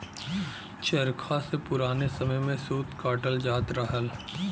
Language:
Bhojpuri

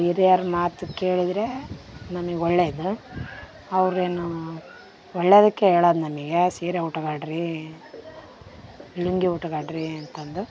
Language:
Kannada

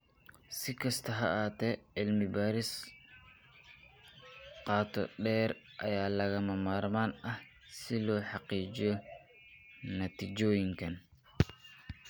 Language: Somali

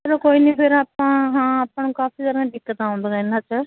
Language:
Punjabi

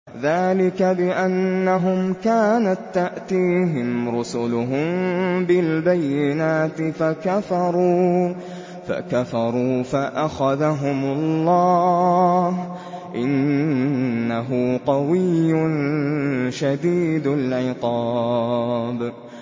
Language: Arabic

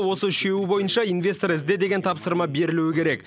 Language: Kazakh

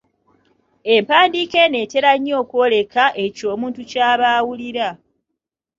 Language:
Ganda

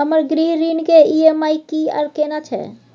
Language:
Maithili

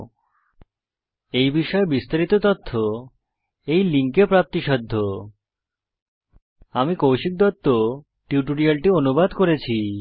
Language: Bangla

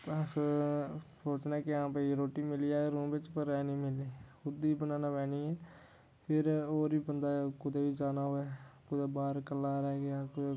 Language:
Dogri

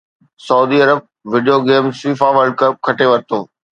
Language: Sindhi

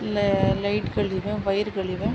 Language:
Kannada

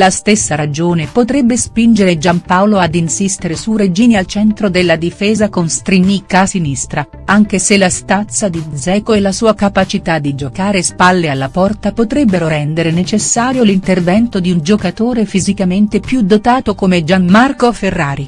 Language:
Italian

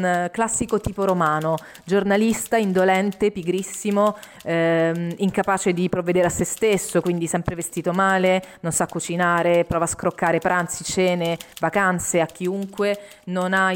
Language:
Italian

